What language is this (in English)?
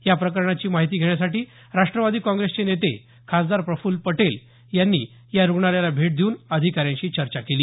Marathi